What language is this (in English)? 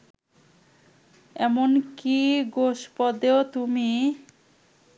Bangla